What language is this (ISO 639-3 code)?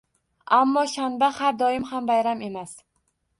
uzb